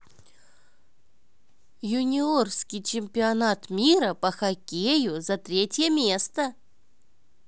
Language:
Russian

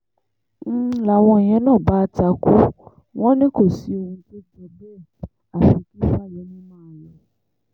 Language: Yoruba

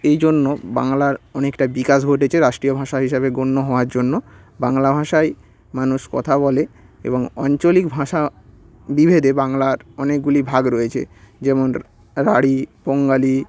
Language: Bangla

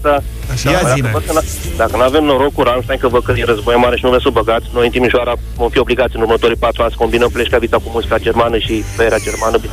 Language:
Romanian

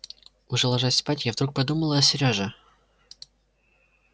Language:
Russian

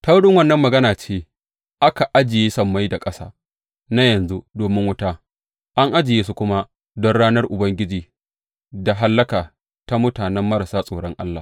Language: Hausa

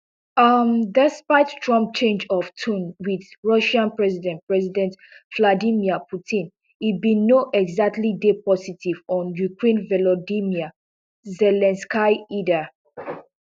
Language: Nigerian Pidgin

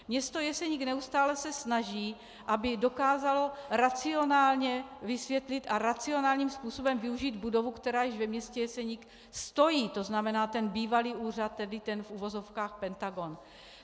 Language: Czech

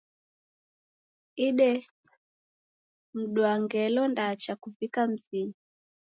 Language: Taita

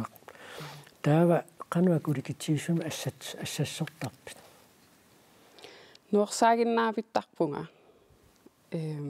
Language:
French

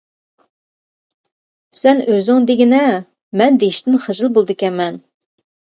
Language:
Uyghur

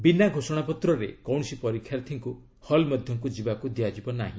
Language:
Odia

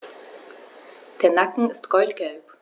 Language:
German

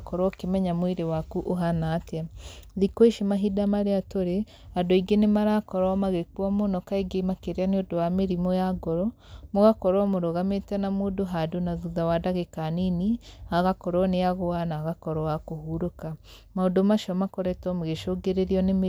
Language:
Kikuyu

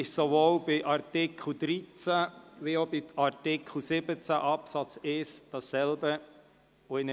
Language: Swiss German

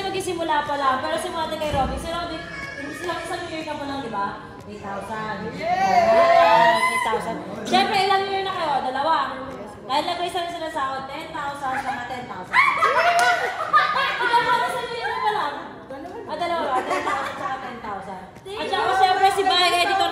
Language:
Indonesian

